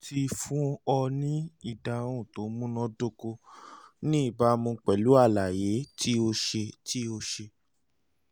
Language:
Yoruba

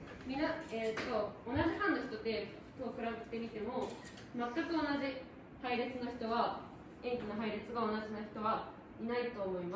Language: Japanese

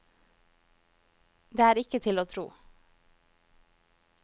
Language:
Norwegian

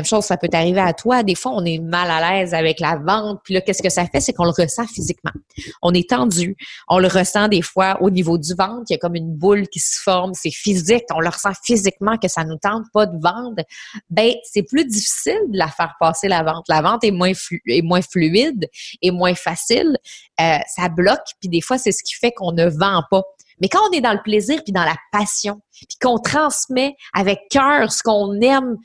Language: French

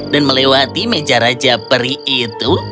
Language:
Indonesian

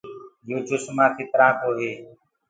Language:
Gurgula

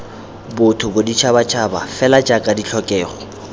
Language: Tswana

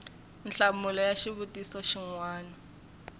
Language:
Tsonga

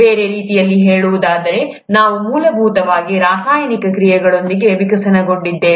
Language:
Kannada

